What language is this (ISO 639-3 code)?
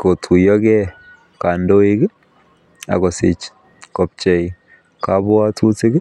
kln